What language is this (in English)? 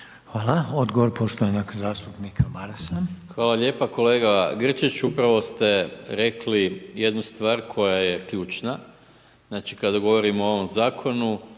Croatian